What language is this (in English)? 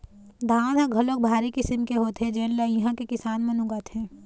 Chhattisgarhi